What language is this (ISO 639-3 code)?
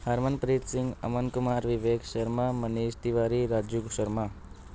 pan